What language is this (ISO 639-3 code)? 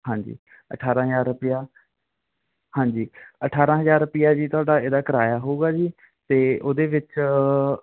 pan